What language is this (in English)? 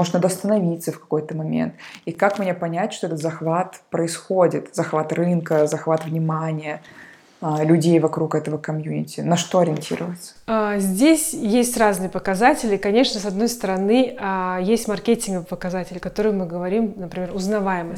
Russian